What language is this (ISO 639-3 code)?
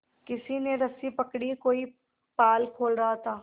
hin